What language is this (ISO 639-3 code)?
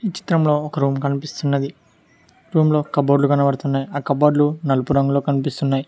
tel